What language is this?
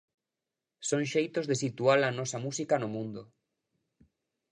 Galician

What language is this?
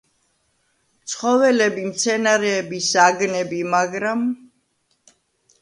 Georgian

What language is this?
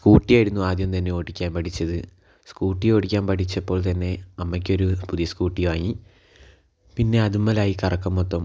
Malayalam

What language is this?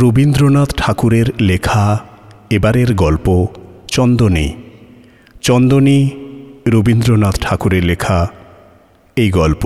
Bangla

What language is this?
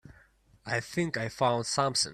English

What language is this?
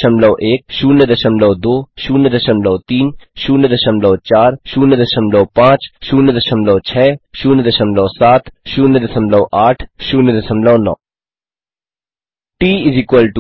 Hindi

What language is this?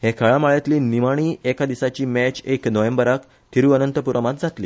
Konkani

